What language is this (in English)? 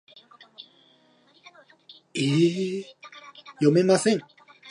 Japanese